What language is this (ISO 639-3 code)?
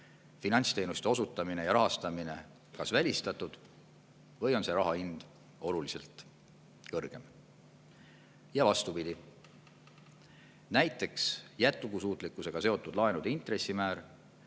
est